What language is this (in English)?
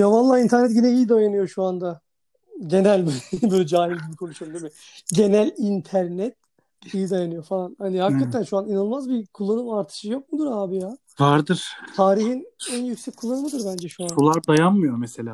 Turkish